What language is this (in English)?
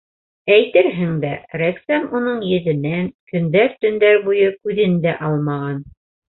Bashkir